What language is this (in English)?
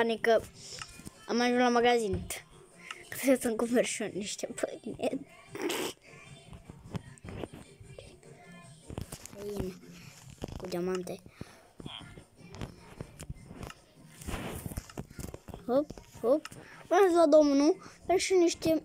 Romanian